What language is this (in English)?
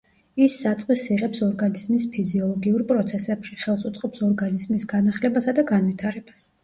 Georgian